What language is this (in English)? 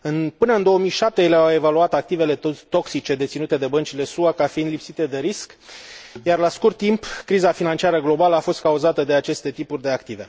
Romanian